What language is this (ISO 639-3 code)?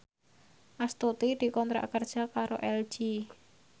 jav